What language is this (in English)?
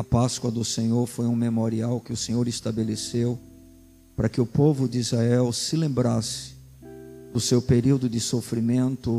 Portuguese